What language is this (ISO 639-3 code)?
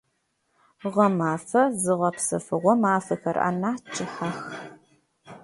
ady